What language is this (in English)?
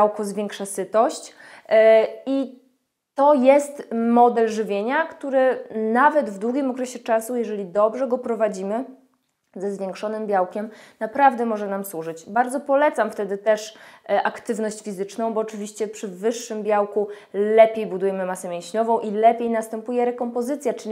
Polish